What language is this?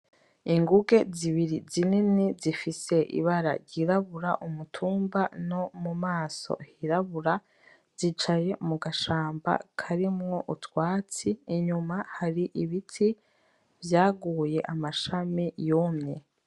Rundi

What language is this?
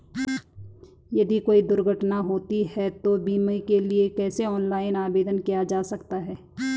Hindi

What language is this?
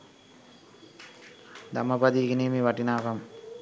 Sinhala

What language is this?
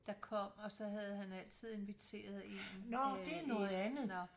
Danish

